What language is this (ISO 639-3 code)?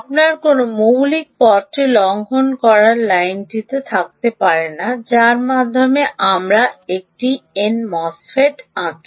ben